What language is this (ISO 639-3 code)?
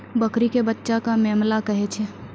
mai